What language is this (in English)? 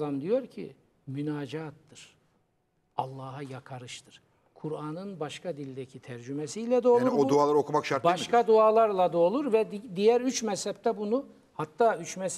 Turkish